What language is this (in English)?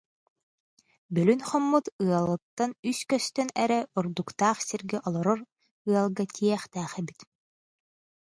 Yakut